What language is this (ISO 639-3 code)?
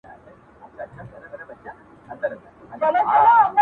pus